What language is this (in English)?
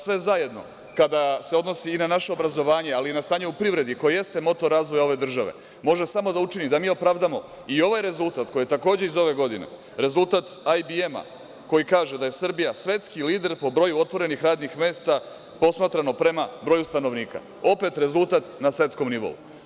Serbian